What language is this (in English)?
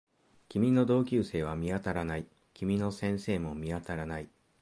Japanese